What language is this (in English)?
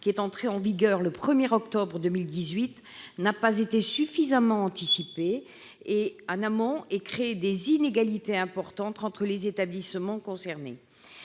French